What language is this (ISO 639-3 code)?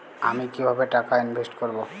ben